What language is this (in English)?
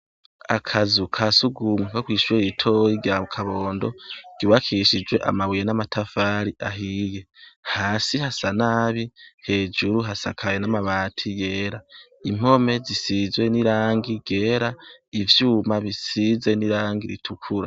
Rundi